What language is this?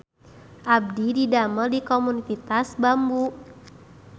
Sundanese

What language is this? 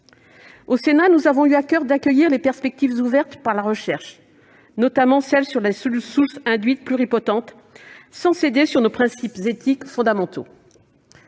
French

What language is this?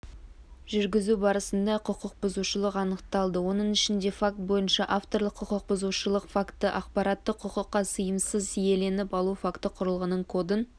Kazakh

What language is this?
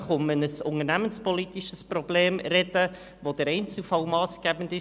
Swiss German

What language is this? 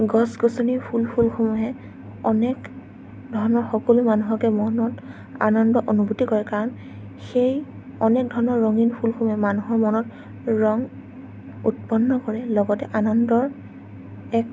Assamese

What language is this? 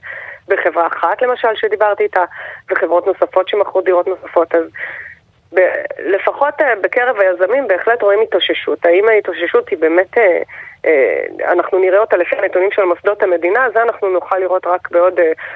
Hebrew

